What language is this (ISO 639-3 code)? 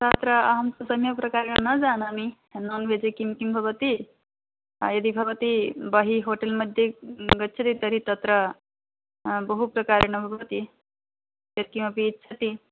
san